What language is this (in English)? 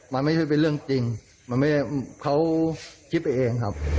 Thai